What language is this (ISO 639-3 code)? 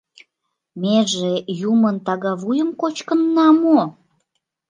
chm